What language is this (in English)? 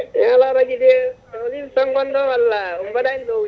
Fula